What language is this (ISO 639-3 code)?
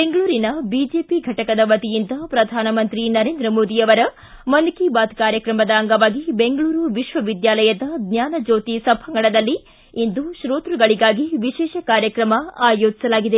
kan